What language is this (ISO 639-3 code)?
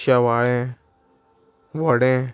kok